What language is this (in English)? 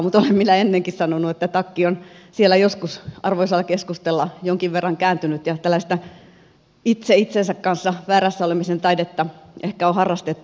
Finnish